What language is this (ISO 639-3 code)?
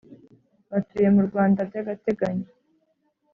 kin